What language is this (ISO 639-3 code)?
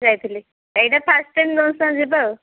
ori